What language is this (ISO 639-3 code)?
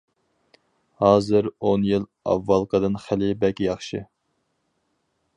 uig